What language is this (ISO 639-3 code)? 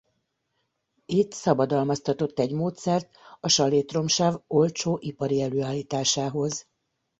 hun